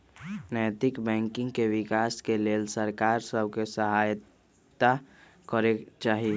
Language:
Magahi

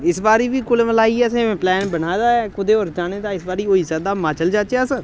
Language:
Dogri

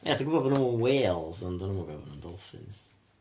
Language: Welsh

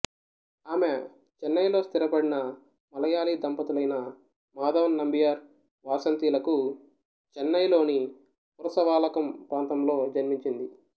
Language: Telugu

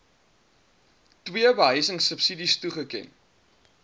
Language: Afrikaans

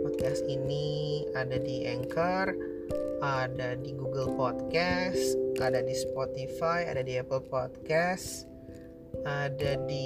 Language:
Indonesian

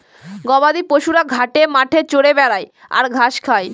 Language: Bangla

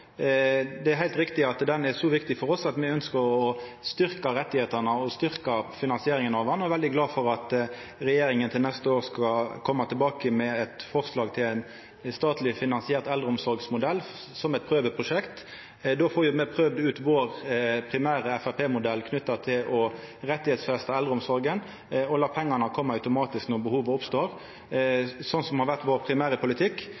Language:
Norwegian Nynorsk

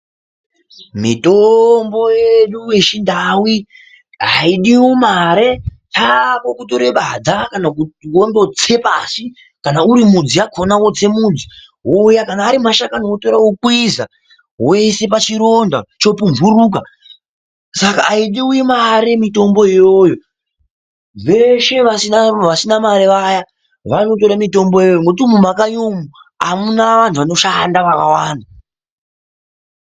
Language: Ndau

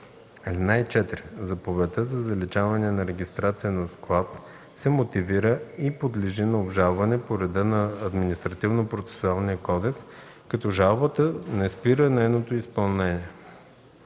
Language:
Bulgarian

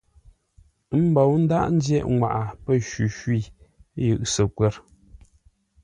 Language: Ngombale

